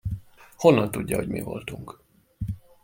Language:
Hungarian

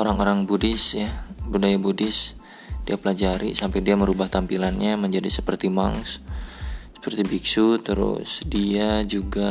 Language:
Indonesian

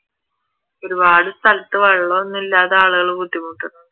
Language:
Malayalam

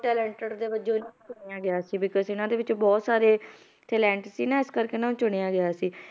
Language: Punjabi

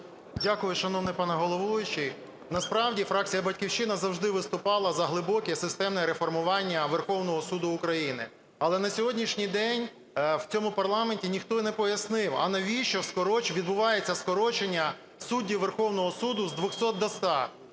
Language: Ukrainian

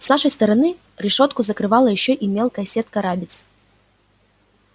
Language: Russian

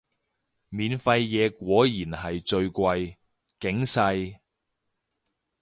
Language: Cantonese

